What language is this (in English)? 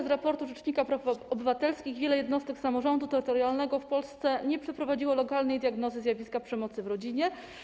Polish